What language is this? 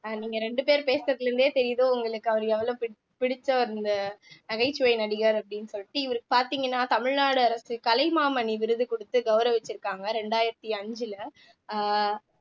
Tamil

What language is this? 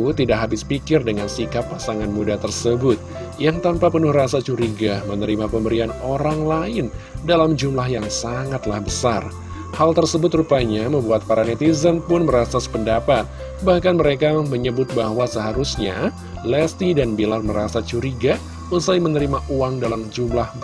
Indonesian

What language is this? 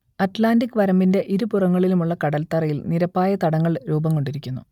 Malayalam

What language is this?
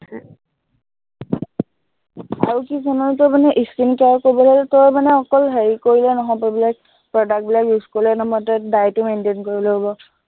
Assamese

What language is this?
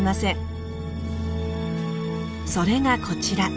Japanese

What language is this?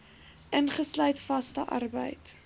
Afrikaans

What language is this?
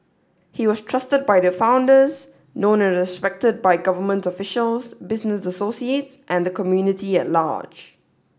English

